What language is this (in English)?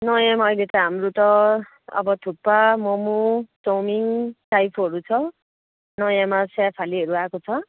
Nepali